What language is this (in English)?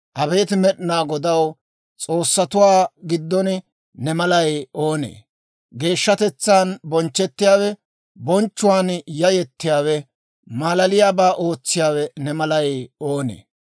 Dawro